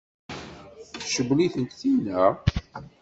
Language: Kabyle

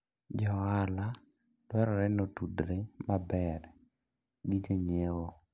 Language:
Luo (Kenya and Tanzania)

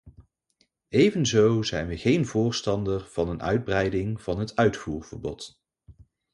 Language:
Dutch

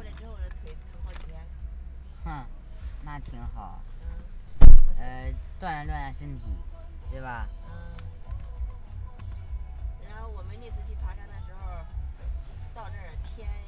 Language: Chinese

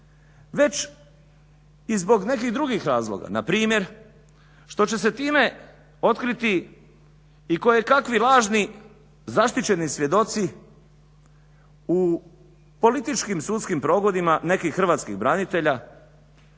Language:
Croatian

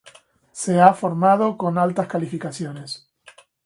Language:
Spanish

